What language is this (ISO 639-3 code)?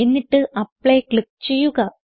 mal